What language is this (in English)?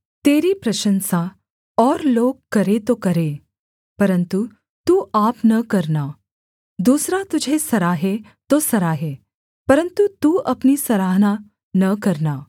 Hindi